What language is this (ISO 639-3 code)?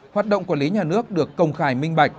vie